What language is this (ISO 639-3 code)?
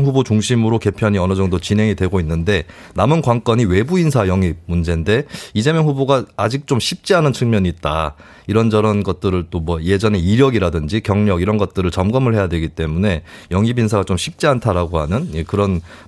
kor